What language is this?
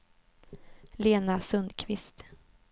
Swedish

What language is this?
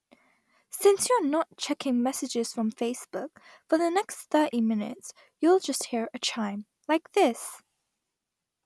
English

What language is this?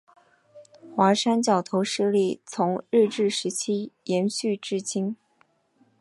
Chinese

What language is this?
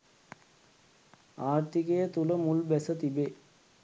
Sinhala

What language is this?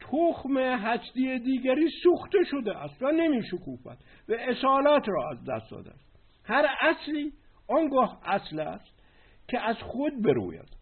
Persian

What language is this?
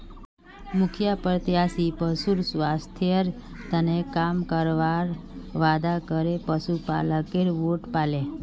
Magahi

